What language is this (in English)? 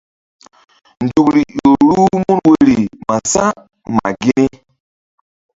Mbum